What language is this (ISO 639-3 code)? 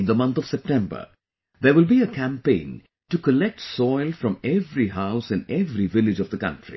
eng